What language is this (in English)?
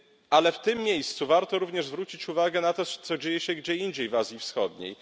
Polish